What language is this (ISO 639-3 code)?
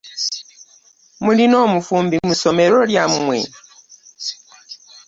lug